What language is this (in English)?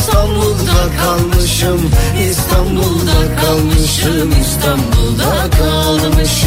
Turkish